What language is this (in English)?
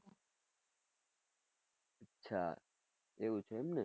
Gujarati